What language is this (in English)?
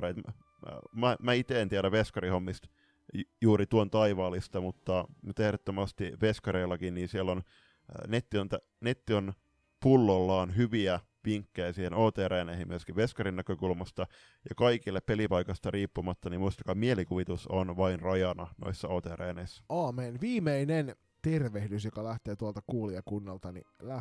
Finnish